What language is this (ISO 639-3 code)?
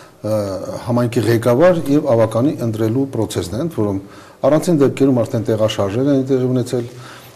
ron